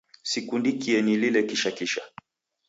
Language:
Taita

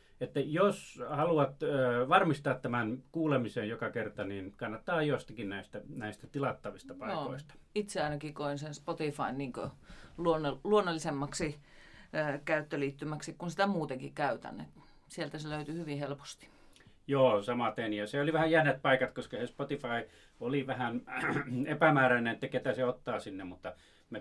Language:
Finnish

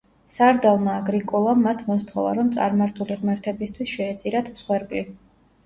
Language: Georgian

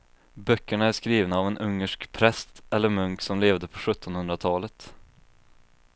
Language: Swedish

